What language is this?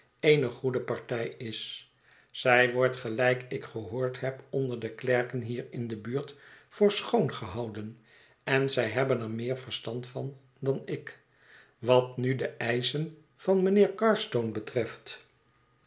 Dutch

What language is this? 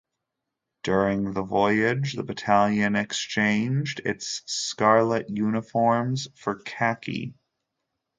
English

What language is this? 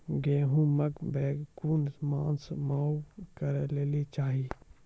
Maithili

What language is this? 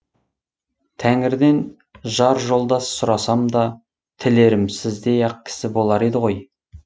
Kazakh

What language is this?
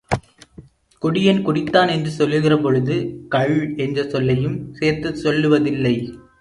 Tamil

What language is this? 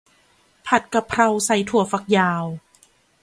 Thai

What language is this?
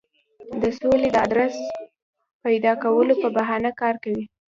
Pashto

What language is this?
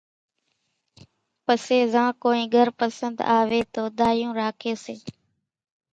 Kachi Koli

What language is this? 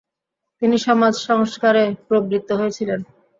Bangla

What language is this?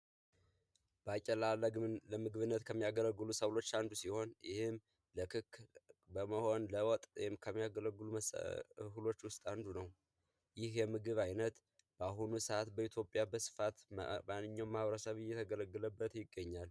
Amharic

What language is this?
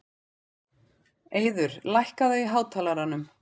Icelandic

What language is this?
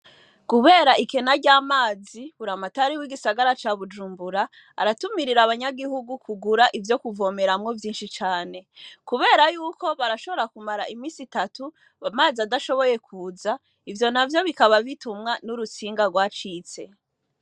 Rundi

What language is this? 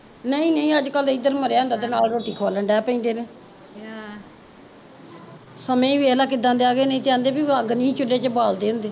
Punjabi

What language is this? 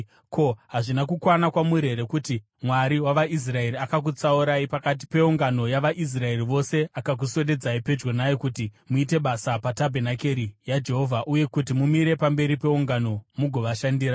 Shona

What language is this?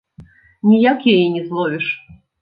Belarusian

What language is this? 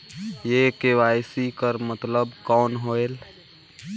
Chhattisgarhi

